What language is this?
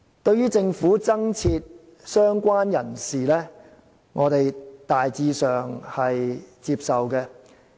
Cantonese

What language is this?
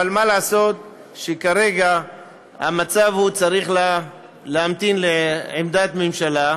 Hebrew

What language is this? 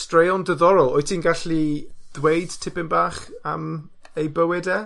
Welsh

